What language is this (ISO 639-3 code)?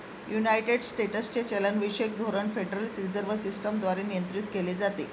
mar